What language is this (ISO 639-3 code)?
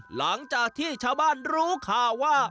tha